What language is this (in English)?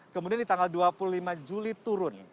Indonesian